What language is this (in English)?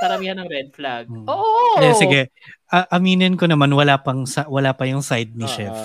Filipino